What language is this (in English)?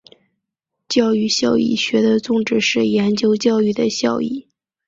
Chinese